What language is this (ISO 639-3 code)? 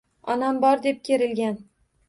uzb